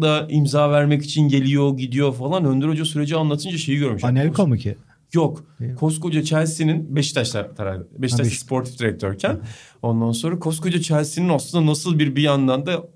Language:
Turkish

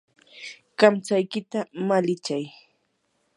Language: Yanahuanca Pasco Quechua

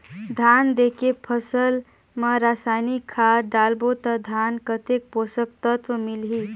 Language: Chhattisgarhi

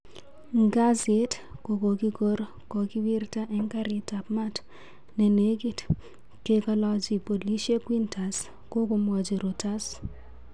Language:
Kalenjin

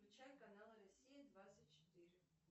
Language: Russian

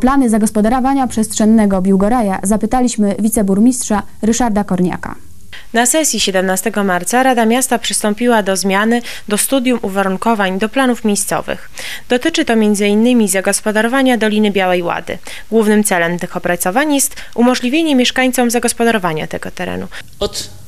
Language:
Polish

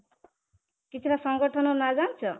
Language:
Odia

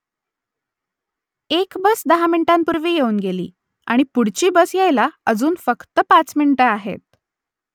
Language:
Marathi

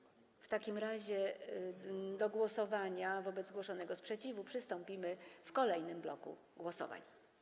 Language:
Polish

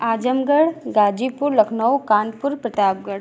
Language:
Hindi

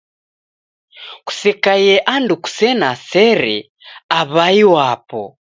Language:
Taita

